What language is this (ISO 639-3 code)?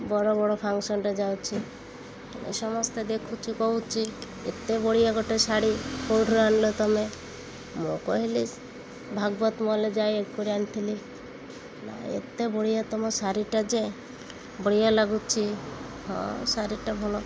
ori